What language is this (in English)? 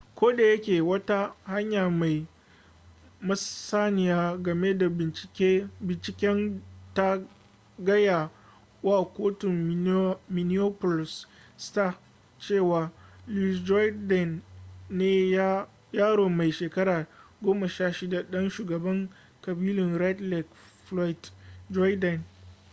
Hausa